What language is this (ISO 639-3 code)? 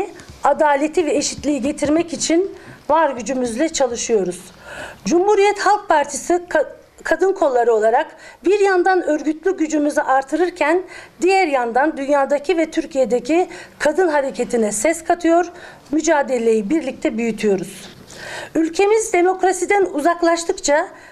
tur